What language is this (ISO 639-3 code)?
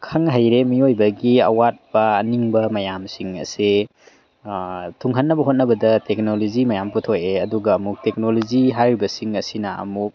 mni